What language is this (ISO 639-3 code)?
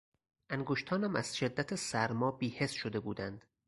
fas